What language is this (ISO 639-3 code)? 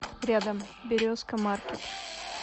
rus